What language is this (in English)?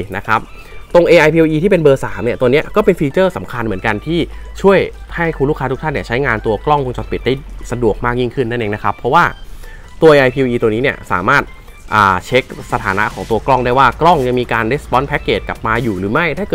Thai